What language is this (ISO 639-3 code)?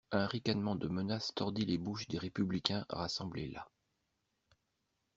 fra